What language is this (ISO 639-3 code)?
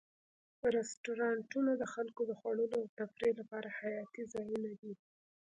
pus